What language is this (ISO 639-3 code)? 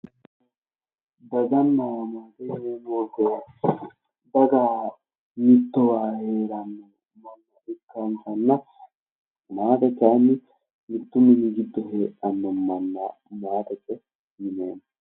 sid